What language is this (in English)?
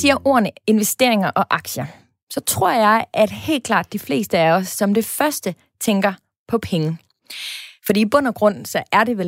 Danish